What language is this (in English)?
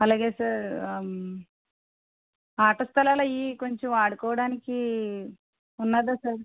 Telugu